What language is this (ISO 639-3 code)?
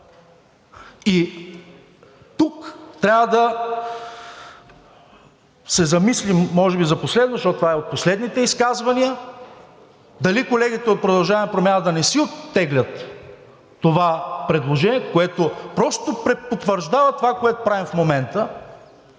bul